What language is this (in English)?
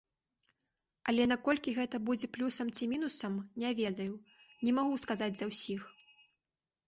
Belarusian